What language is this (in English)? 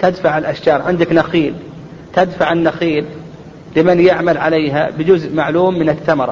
Arabic